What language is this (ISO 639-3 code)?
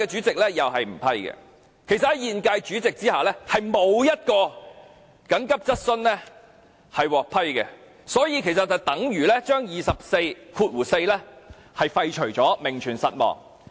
yue